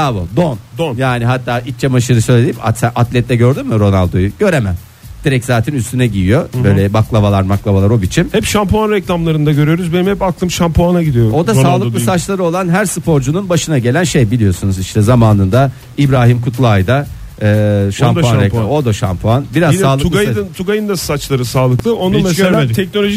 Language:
Turkish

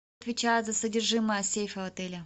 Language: Russian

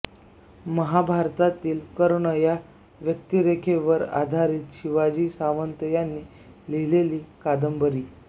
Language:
Marathi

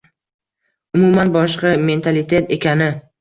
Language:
Uzbek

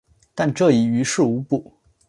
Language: Chinese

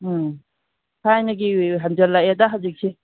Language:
Manipuri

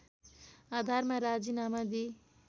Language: Nepali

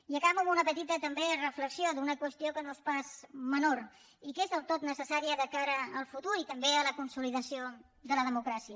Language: Catalan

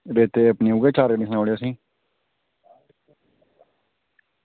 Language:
Dogri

